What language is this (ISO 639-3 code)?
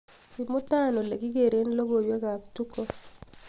kln